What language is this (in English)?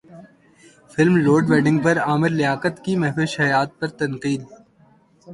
Urdu